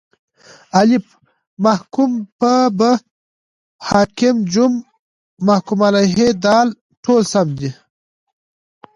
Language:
Pashto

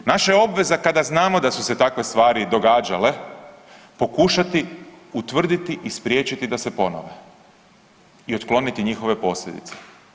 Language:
Croatian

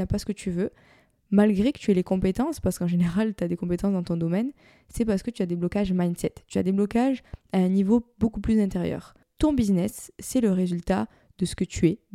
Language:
French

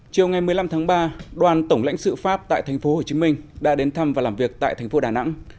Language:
Vietnamese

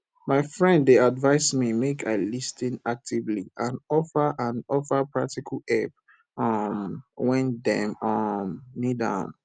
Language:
Nigerian Pidgin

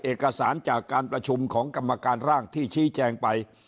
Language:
Thai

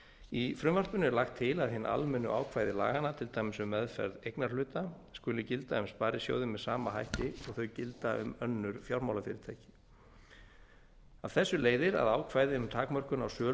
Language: Icelandic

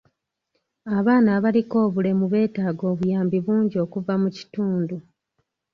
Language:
Ganda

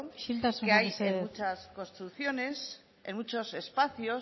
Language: Spanish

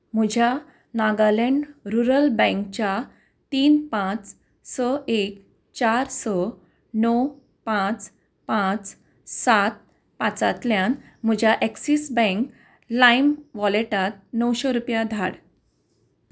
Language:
Konkani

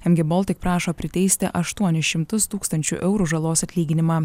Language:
Lithuanian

